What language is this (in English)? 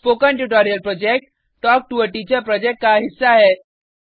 Hindi